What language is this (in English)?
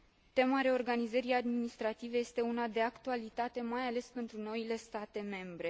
Romanian